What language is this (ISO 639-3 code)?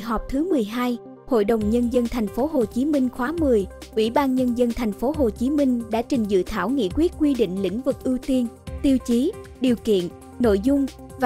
vie